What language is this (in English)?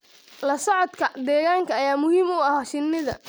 Somali